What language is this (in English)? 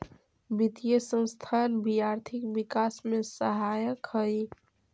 Magahi